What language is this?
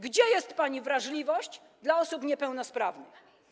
Polish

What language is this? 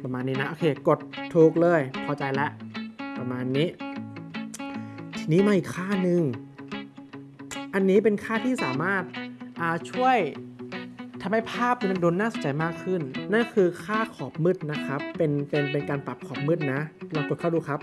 Thai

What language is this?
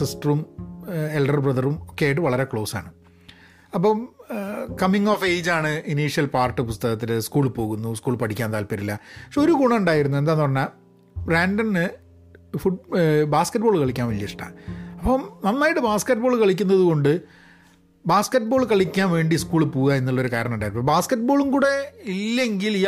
Malayalam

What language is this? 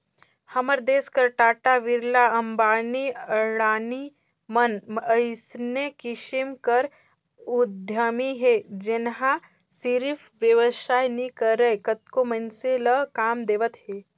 Chhattisgarhi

